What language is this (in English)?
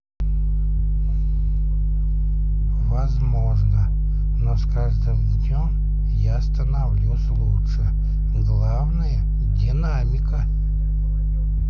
Russian